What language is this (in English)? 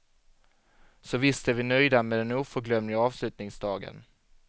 Swedish